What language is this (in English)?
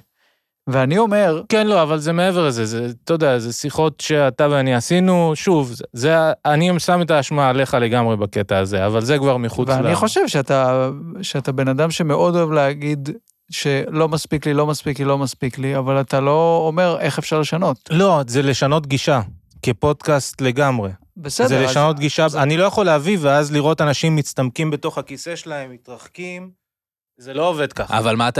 Hebrew